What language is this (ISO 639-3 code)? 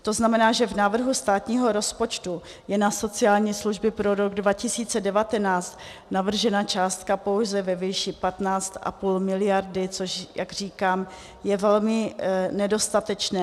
ces